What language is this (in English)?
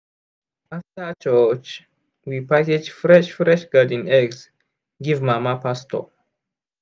Nigerian Pidgin